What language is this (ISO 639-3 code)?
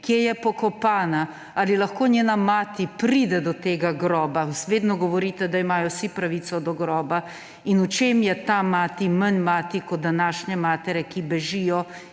slv